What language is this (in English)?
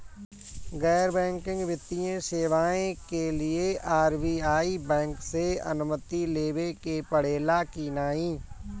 Bhojpuri